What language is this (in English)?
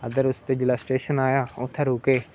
Dogri